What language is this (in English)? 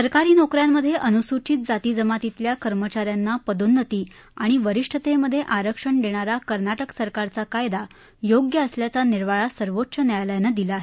Marathi